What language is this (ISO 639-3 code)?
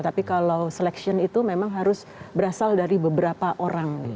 ind